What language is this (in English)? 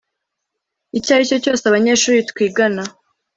Kinyarwanda